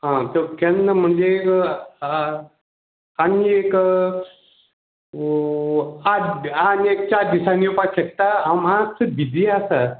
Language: Konkani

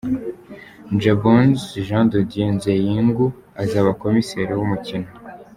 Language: Kinyarwanda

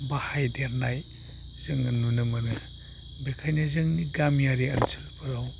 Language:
Bodo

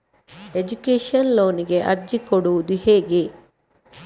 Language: Kannada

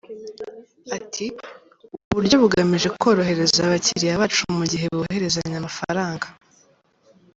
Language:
Kinyarwanda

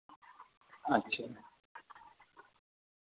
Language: Urdu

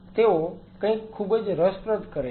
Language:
Gujarati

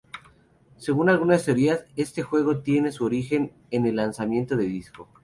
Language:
Spanish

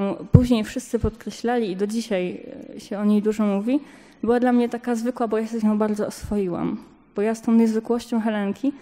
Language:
Polish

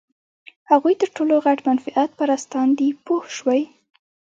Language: Pashto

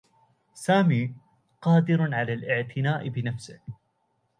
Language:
Arabic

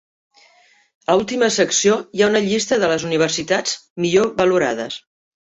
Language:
Catalan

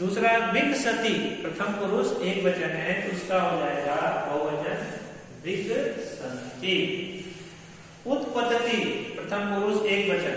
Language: Hindi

